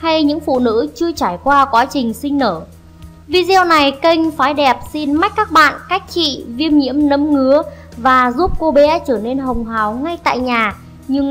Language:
Vietnamese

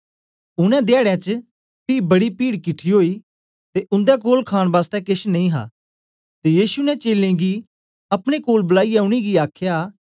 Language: Dogri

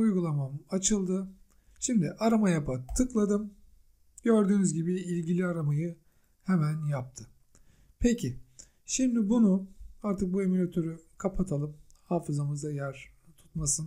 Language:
Turkish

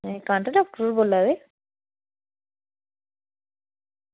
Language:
Dogri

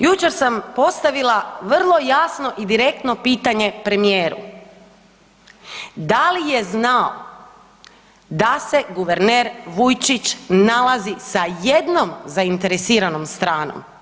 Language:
Croatian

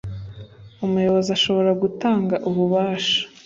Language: Kinyarwanda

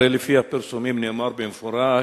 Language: Hebrew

